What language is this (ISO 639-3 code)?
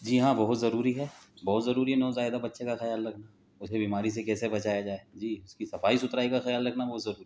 urd